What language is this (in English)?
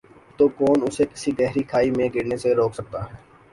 Urdu